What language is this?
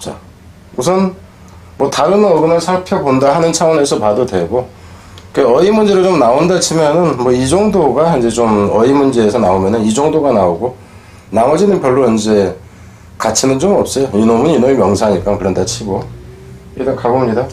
Korean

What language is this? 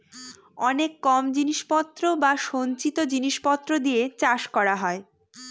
Bangla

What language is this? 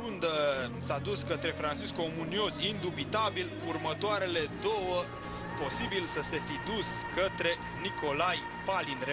Romanian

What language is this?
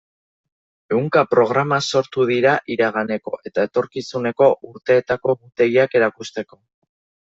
Basque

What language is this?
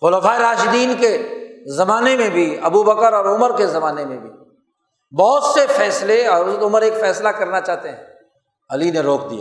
Urdu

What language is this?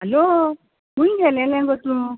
Konkani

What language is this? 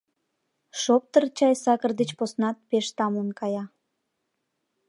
Mari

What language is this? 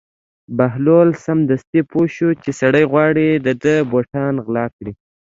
Pashto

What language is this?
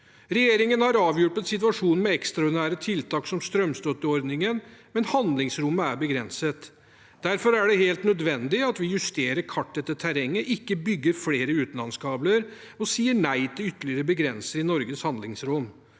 Norwegian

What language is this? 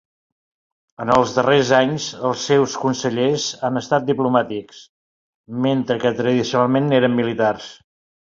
Catalan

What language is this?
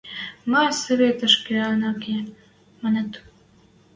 Western Mari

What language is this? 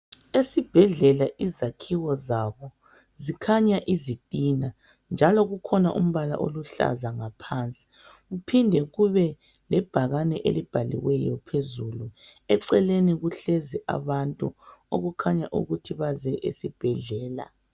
North Ndebele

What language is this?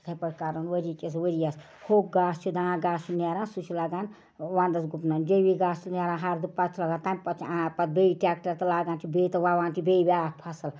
Kashmiri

